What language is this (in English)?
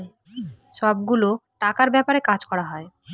Bangla